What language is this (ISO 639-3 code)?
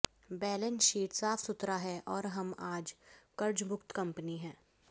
hin